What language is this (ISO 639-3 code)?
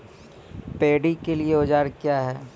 mai